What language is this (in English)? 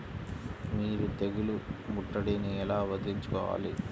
Telugu